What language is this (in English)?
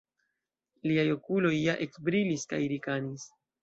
Esperanto